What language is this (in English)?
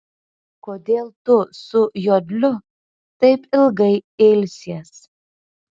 Lithuanian